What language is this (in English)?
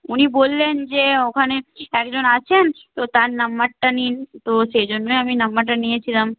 Bangla